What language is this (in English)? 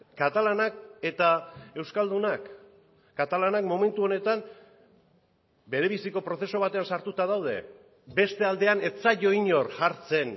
Basque